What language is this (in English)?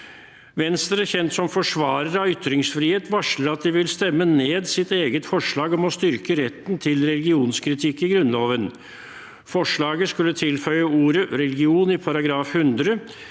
Norwegian